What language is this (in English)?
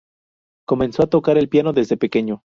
Spanish